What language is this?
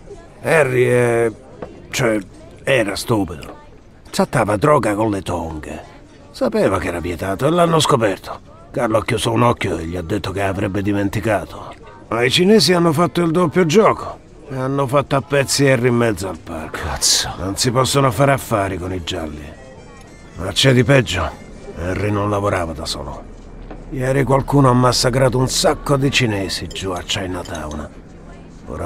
Italian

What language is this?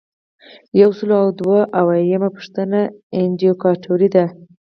Pashto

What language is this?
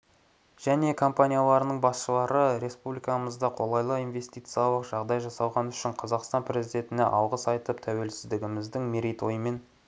Kazakh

